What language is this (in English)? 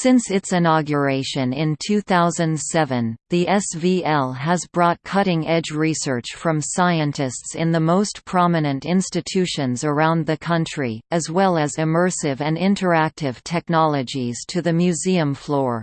English